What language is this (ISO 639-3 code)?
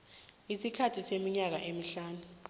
nbl